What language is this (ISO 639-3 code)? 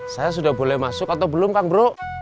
ind